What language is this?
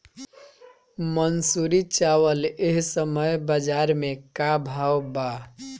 Bhojpuri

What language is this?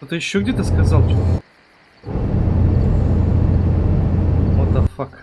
Russian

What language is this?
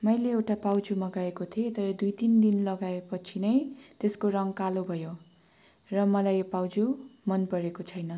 Nepali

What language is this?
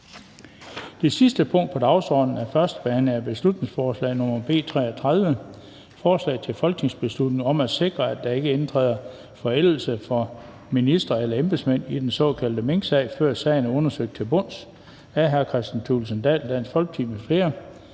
Danish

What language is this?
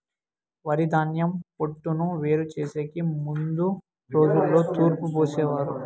Telugu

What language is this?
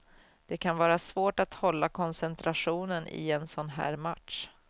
Swedish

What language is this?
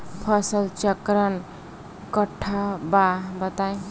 Bhojpuri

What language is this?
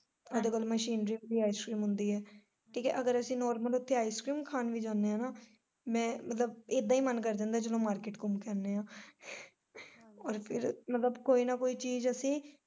Punjabi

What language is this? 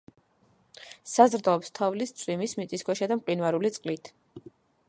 Georgian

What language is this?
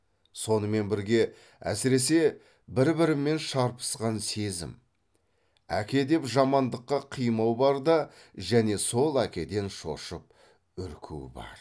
Kazakh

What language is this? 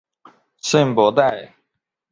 Chinese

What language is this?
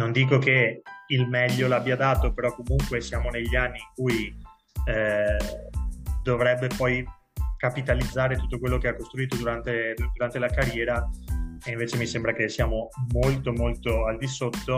Italian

